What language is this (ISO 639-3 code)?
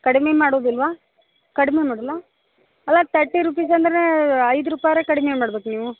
kan